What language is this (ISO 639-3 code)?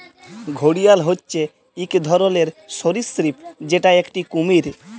ben